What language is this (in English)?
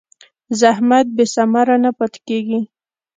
Pashto